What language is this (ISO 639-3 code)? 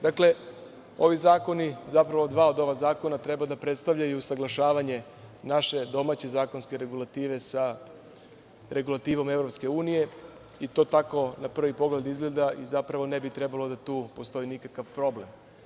srp